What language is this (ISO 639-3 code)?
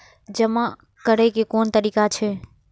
mai